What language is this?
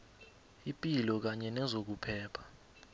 South Ndebele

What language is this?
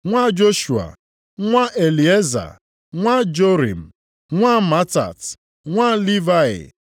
Igbo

